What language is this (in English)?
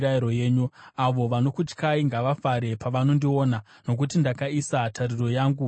Shona